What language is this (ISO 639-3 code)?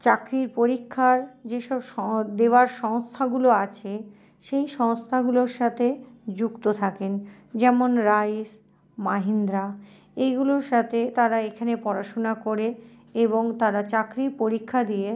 ben